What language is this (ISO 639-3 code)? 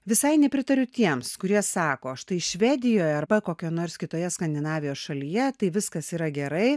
lit